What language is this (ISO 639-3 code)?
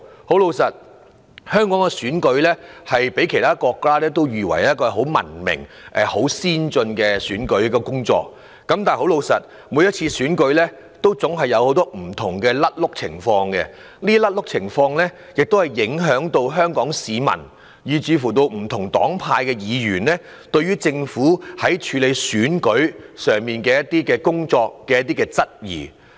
yue